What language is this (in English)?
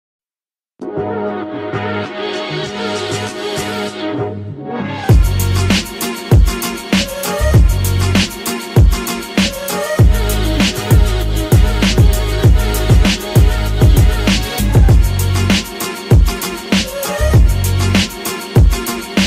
Czech